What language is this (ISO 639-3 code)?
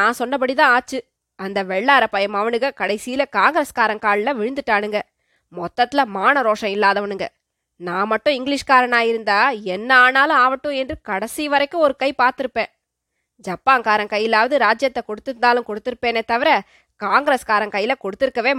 tam